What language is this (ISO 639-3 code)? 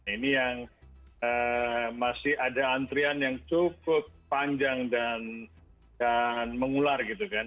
ind